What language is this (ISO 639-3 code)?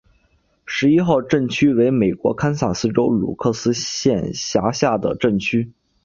zho